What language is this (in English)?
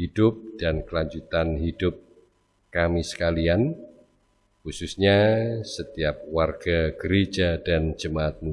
Indonesian